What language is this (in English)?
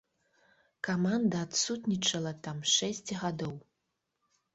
Belarusian